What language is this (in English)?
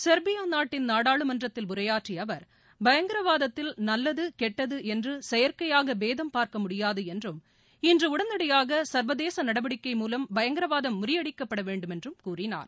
Tamil